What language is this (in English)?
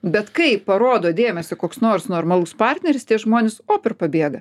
Lithuanian